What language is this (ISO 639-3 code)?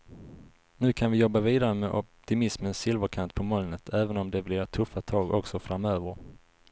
swe